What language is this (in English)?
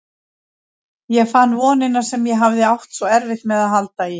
Icelandic